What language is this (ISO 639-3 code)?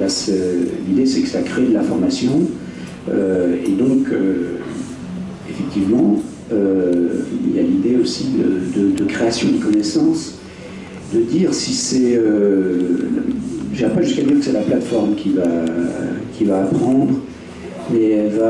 fra